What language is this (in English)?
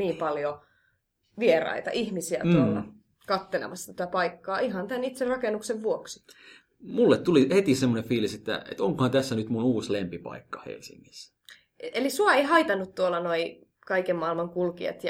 Finnish